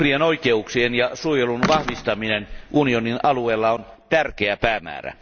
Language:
Finnish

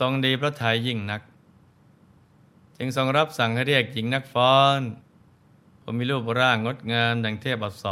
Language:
Thai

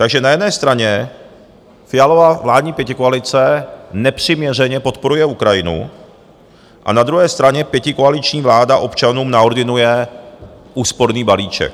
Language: Czech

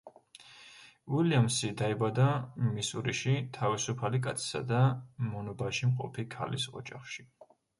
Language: Georgian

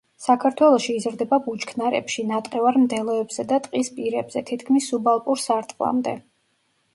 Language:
Georgian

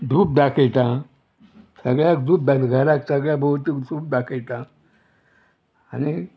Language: Konkani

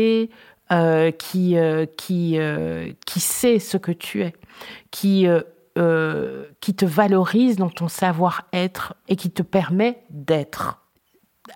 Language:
French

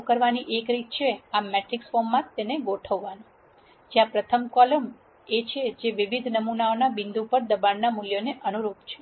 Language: Gujarati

